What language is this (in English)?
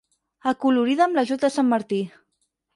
Catalan